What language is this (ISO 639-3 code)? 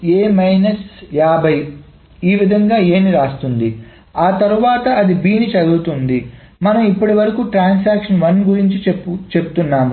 tel